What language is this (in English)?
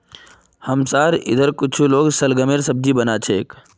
Magahi